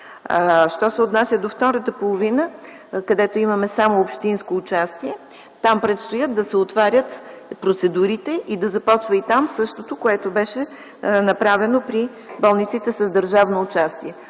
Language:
Bulgarian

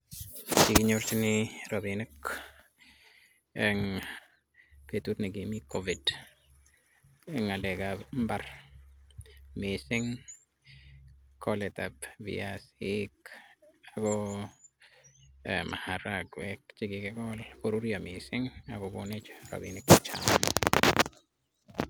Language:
Kalenjin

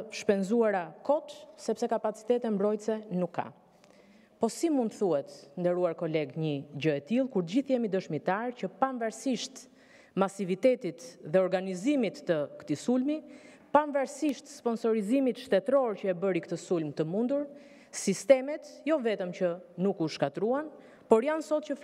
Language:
Romanian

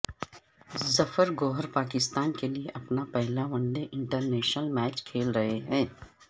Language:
Urdu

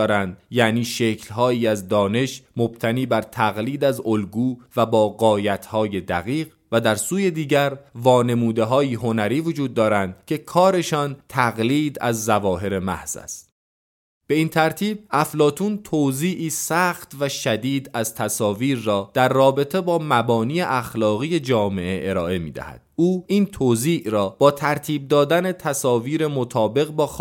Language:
Persian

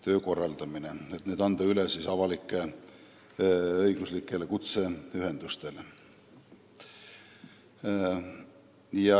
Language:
Estonian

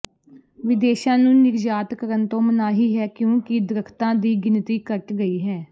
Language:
Punjabi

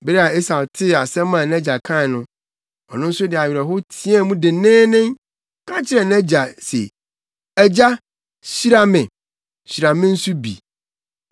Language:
Akan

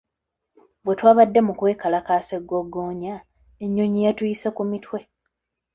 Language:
Ganda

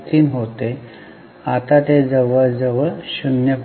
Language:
Marathi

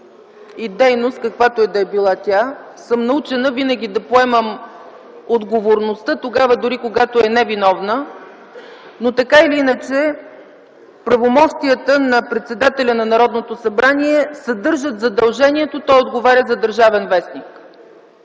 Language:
Bulgarian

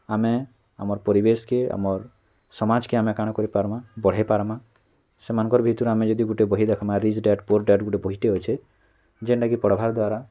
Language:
Odia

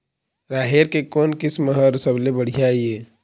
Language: Chhattisgarhi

